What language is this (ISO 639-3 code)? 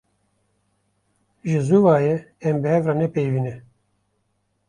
kur